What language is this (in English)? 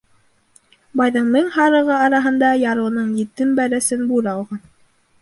Bashkir